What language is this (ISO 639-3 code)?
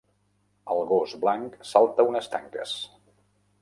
cat